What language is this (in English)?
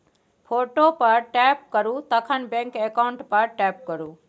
Maithili